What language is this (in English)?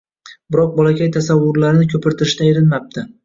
Uzbek